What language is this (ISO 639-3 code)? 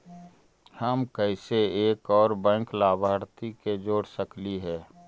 mag